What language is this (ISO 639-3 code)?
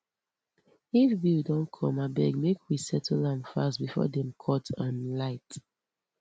pcm